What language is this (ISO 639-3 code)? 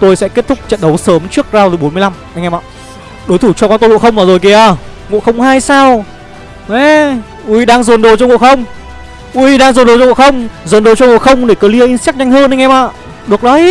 vie